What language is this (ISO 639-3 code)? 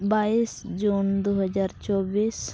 sat